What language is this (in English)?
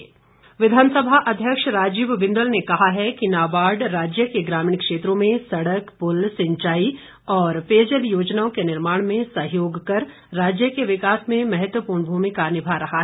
Hindi